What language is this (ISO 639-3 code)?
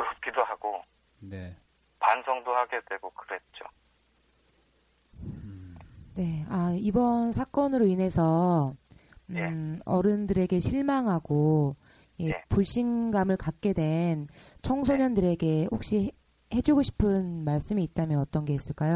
kor